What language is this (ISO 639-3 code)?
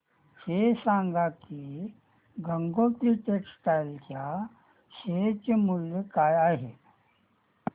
mar